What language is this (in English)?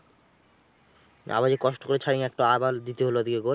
Bangla